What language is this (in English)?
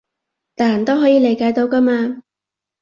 Cantonese